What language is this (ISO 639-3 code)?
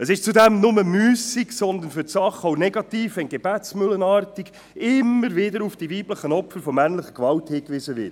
gsw